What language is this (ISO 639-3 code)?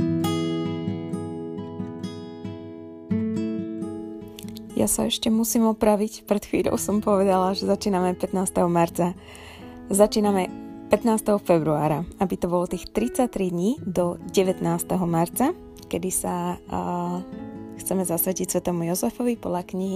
slk